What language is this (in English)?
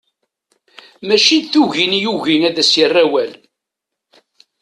Kabyle